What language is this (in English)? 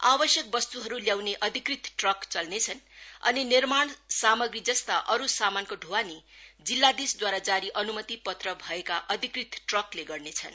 Nepali